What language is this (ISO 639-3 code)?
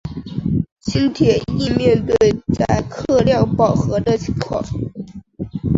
zho